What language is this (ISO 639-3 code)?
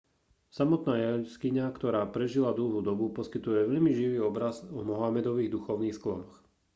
slk